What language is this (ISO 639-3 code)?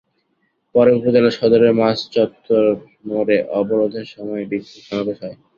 ben